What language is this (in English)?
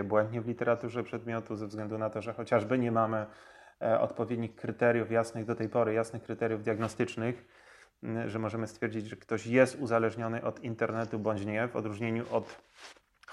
Polish